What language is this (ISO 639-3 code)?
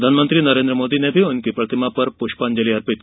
hin